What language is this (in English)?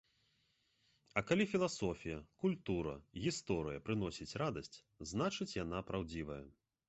Belarusian